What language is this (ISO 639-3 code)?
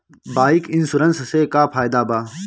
bho